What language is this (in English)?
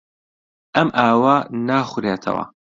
Central Kurdish